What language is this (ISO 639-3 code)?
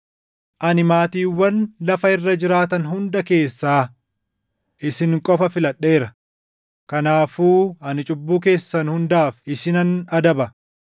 orm